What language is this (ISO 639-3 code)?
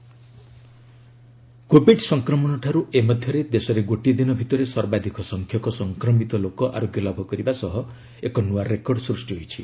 ori